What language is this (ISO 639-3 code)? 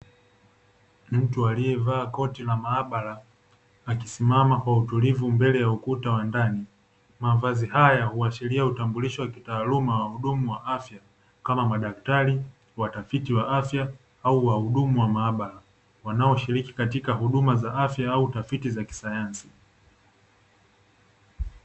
swa